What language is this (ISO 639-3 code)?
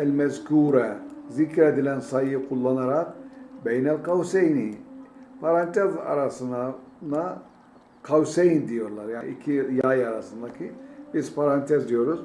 tur